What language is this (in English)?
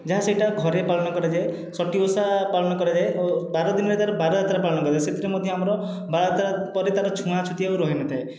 Odia